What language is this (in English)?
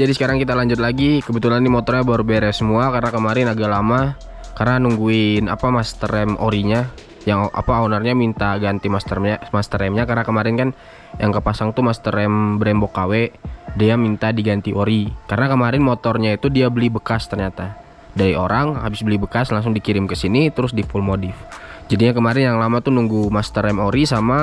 Indonesian